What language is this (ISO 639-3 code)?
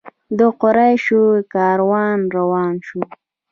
pus